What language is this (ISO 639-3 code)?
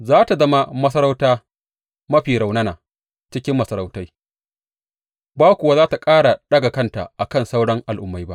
hau